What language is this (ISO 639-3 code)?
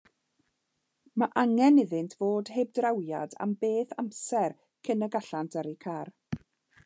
cym